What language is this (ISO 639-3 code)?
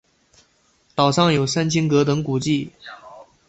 zho